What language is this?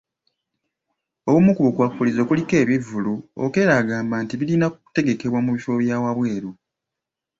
Ganda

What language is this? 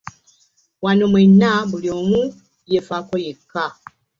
Ganda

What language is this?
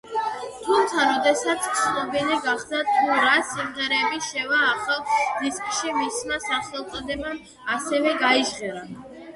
Georgian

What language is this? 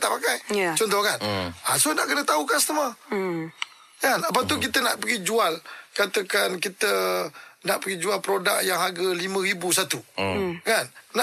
Malay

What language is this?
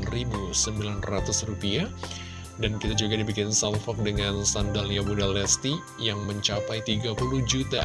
Indonesian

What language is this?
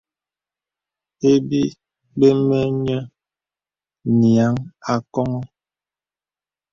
Bebele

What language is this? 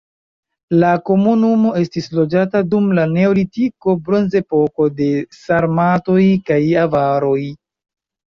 Esperanto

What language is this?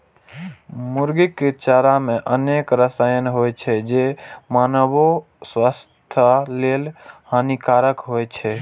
Maithili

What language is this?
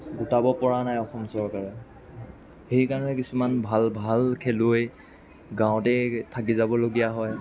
Assamese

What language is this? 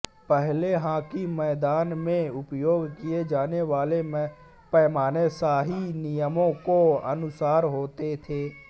Hindi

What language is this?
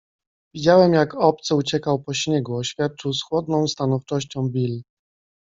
Polish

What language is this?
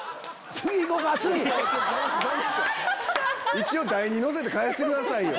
Japanese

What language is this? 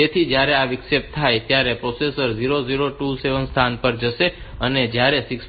Gujarati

